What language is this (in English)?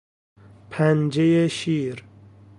Persian